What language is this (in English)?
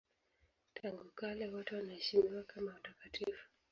Swahili